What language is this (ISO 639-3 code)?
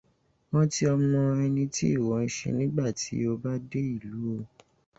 yor